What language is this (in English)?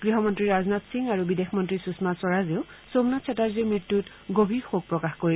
Assamese